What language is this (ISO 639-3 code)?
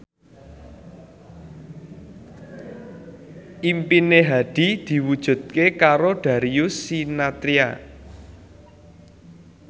jav